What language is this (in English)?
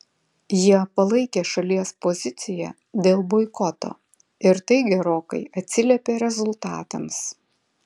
Lithuanian